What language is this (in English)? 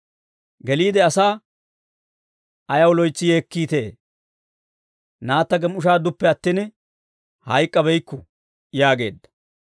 Dawro